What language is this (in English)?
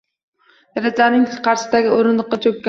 Uzbek